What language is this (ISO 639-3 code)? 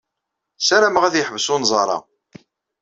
kab